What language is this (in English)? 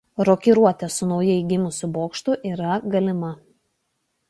Lithuanian